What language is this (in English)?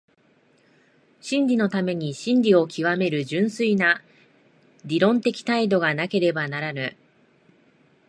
Japanese